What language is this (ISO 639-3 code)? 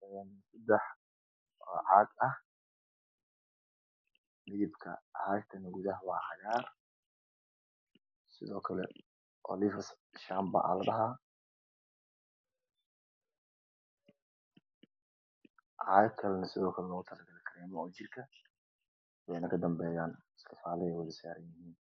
som